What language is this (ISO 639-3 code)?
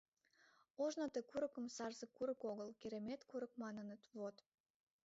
chm